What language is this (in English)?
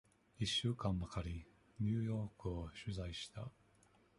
Japanese